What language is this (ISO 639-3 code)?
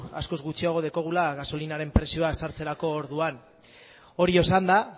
eus